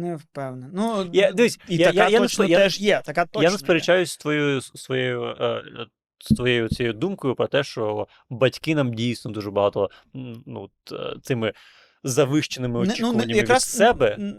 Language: Ukrainian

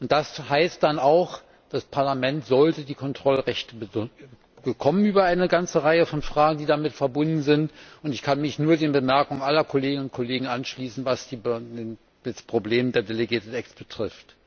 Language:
German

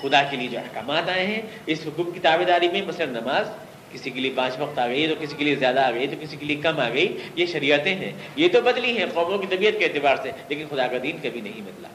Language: Urdu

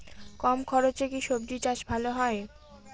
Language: Bangla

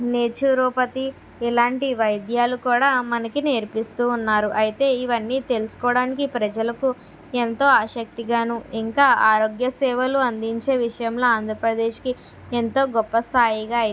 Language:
Telugu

